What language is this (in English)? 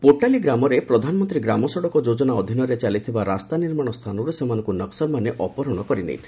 Odia